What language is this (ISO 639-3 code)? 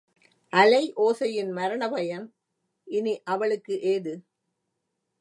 tam